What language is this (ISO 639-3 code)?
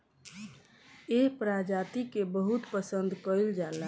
bho